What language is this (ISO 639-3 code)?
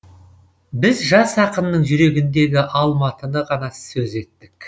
kaz